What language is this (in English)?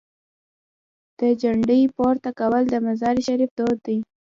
Pashto